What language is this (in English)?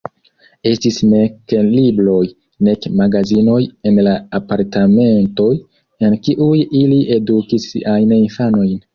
Esperanto